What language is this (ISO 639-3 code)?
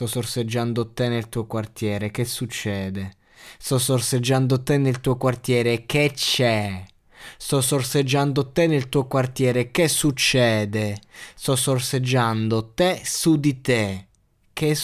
ita